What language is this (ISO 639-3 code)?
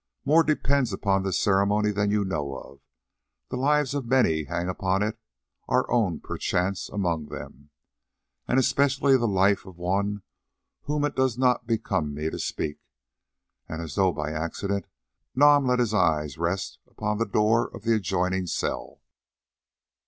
eng